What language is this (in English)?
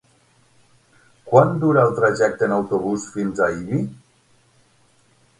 Catalan